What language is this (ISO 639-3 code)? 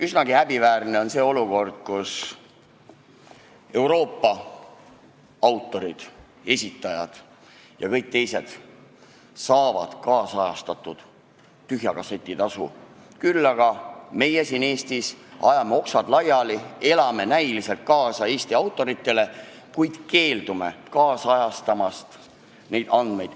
est